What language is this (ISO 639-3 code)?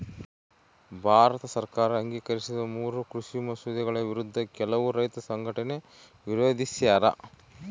kan